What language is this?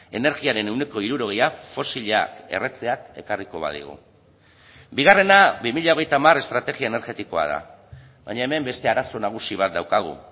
Basque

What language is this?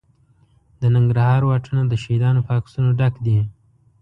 Pashto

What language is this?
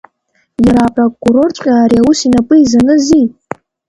Abkhazian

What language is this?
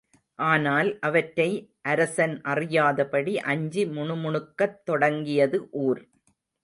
Tamil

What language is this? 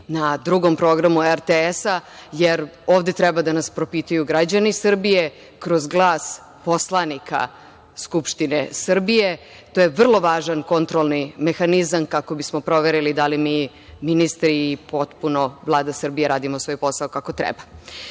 Serbian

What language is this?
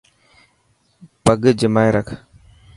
Dhatki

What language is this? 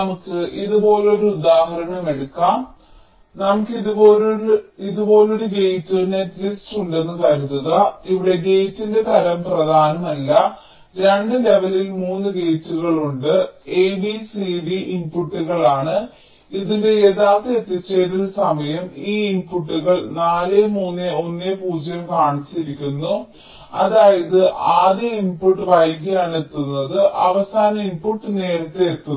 Malayalam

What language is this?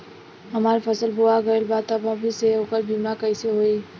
Bhojpuri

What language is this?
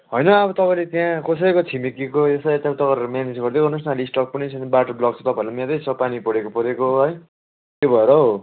Nepali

